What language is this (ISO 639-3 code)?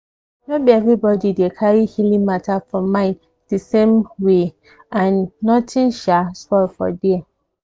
pcm